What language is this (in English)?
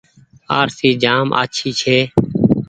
Goaria